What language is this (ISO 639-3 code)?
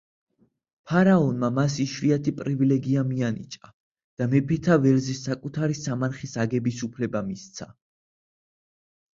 kat